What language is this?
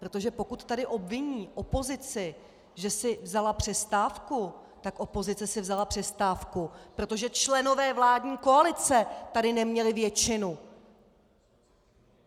Czech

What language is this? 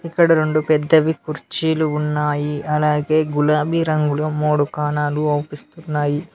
Telugu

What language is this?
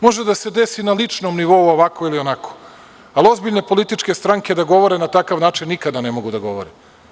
Serbian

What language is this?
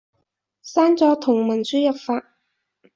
Cantonese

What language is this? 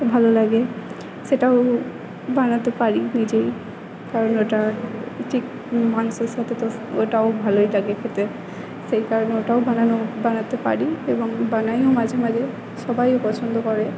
Bangla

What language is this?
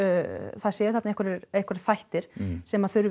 Icelandic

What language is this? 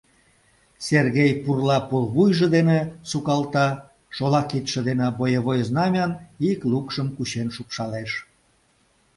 Mari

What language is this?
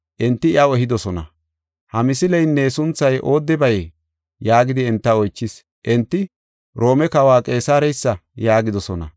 Gofa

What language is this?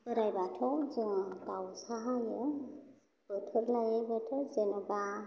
Bodo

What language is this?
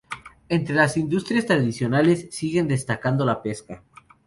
Spanish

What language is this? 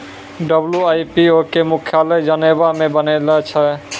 Maithili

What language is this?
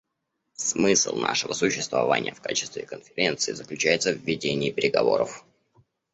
Russian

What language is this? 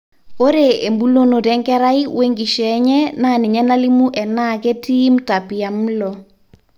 Masai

